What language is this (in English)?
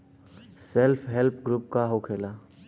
Bhojpuri